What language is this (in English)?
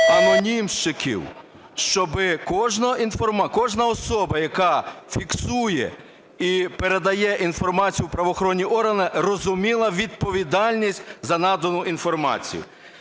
Ukrainian